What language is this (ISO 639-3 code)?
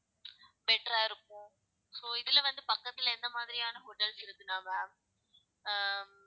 tam